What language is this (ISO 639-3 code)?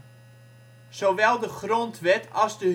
nld